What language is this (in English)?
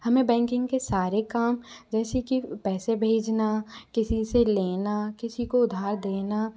Hindi